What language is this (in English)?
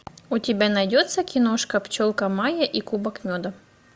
Russian